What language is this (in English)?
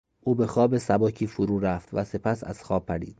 Persian